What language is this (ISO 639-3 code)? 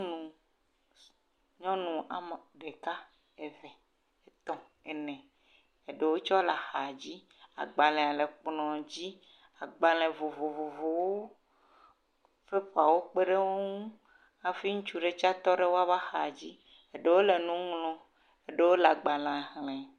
ewe